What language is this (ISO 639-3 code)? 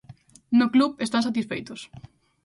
glg